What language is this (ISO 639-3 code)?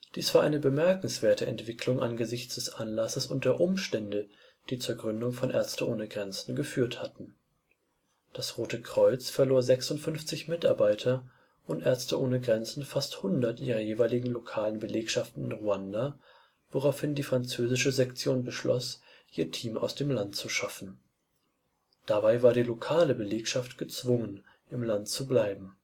deu